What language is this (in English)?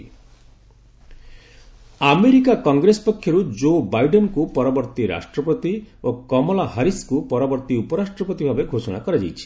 Odia